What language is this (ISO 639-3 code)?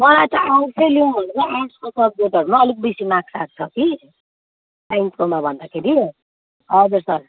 nep